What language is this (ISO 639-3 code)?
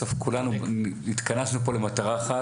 heb